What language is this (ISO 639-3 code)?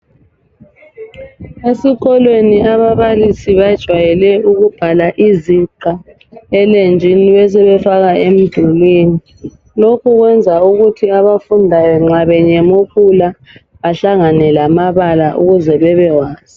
nde